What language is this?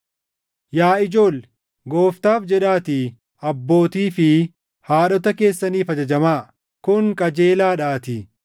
Oromo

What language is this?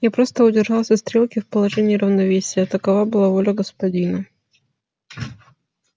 Russian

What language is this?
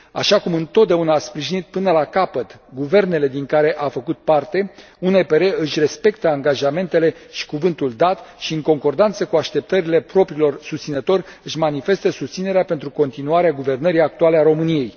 Romanian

